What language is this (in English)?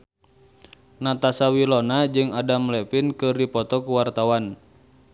Sundanese